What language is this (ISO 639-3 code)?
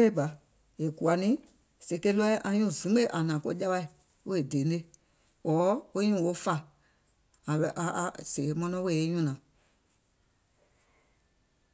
gol